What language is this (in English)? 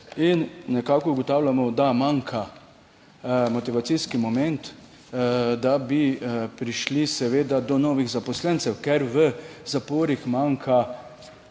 Slovenian